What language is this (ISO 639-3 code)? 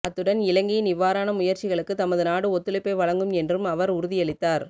tam